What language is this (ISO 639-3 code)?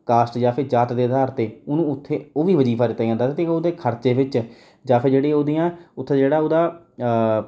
pan